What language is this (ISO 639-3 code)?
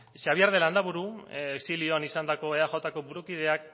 eus